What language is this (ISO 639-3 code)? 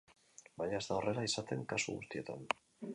eus